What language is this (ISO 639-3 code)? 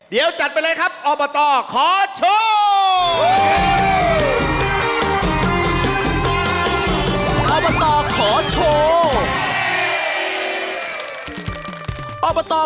tha